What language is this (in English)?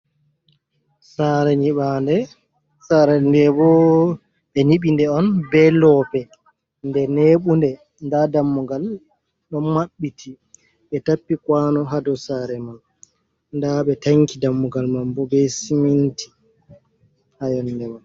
Fula